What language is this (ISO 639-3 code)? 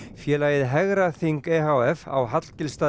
isl